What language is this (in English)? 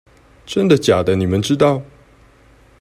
Chinese